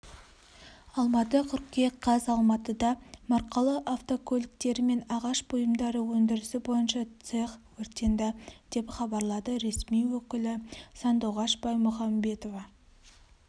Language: Kazakh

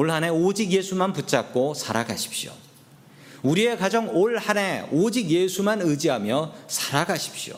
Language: Korean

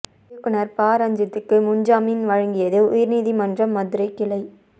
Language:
Tamil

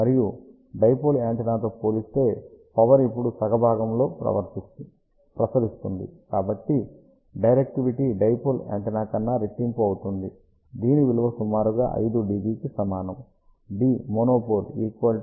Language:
Telugu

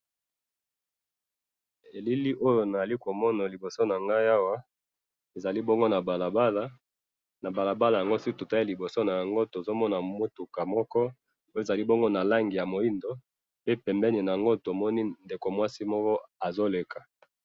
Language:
Lingala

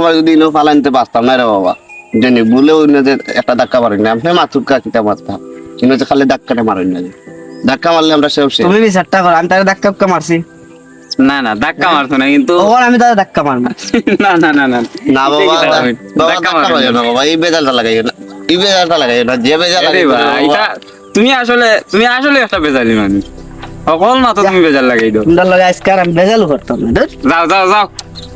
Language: Indonesian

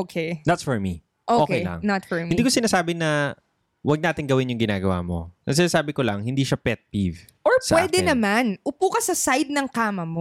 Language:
Filipino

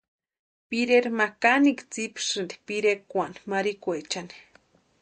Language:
Western Highland Purepecha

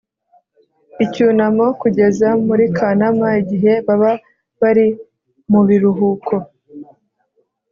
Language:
Kinyarwanda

